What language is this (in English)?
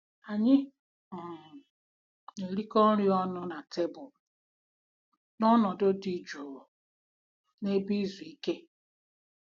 Igbo